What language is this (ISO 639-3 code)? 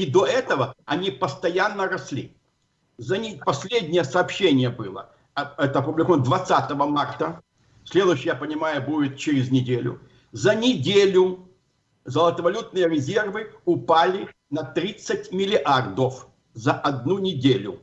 rus